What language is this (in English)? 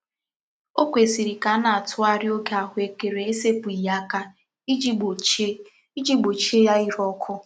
Igbo